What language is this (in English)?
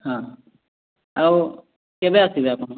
Odia